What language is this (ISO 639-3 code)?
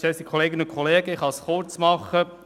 gsw